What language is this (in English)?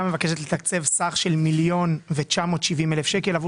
Hebrew